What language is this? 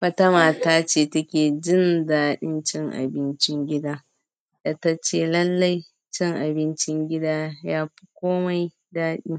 Hausa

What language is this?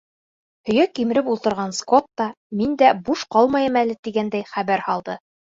Bashkir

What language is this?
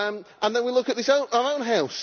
English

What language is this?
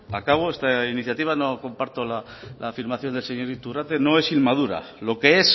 Spanish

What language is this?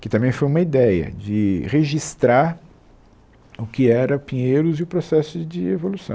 Portuguese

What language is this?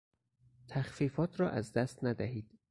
Persian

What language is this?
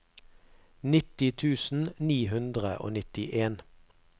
Norwegian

